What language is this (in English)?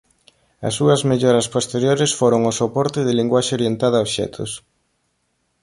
Galician